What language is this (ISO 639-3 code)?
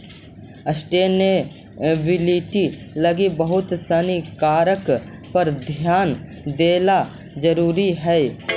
mag